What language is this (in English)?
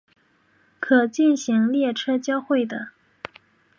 Chinese